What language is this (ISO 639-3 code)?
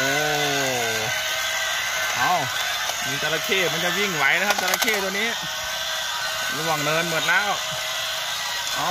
tha